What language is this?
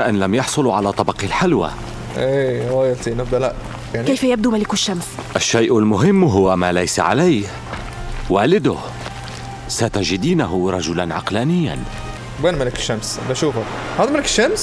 Arabic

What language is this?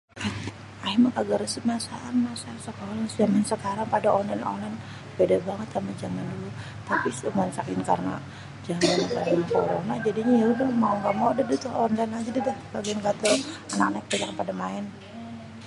Betawi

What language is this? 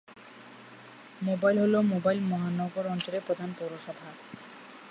Bangla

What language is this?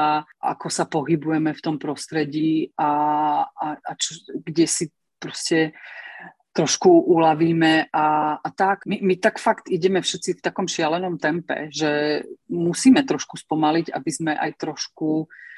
Slovak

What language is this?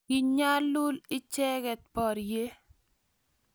Kalenjin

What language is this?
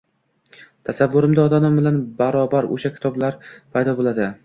Uzbek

